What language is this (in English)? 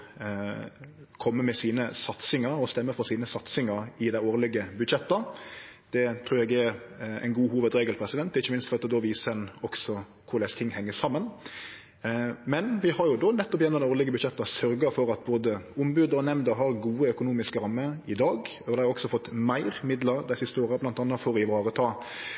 Norwegian Nynorsk